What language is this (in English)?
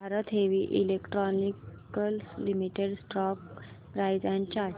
Marathi